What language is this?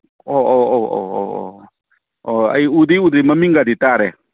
Manipuri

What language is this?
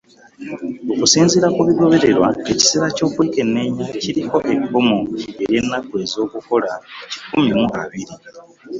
Ganda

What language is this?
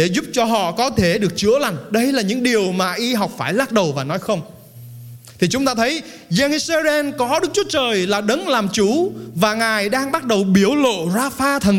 Vietnamese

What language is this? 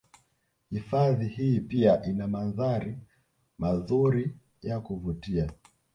Swahili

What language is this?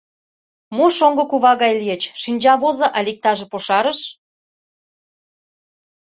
Mari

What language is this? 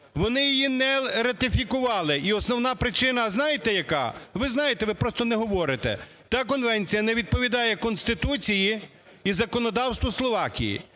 Ukrainian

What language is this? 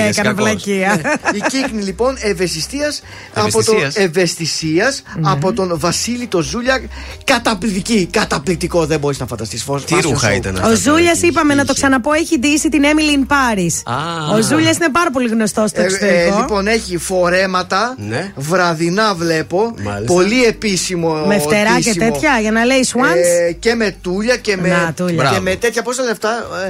Greek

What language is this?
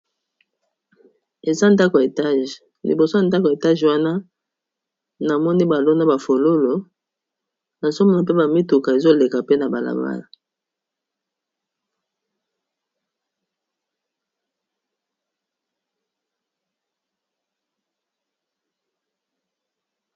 Lingala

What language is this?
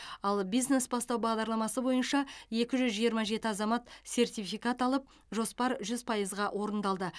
Kazakh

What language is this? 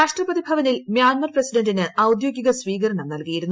Malayalam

